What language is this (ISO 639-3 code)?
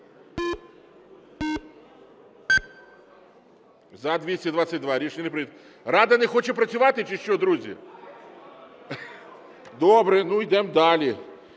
ukr